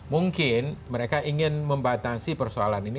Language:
Indonesian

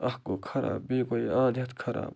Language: Kashmiri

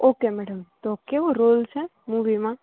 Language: Gujarati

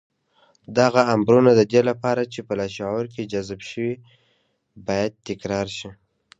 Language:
Pashto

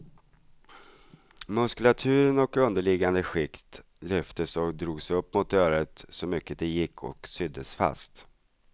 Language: Swedish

